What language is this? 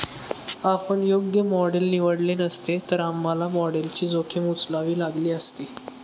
Marathi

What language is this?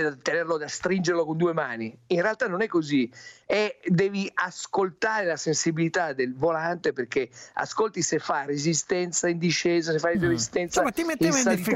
Italian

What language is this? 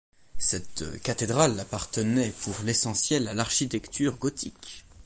French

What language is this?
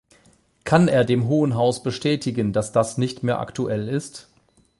German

